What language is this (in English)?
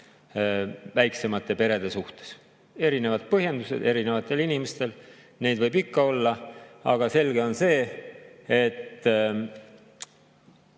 Estonian